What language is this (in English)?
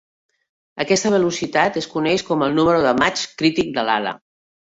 Catalan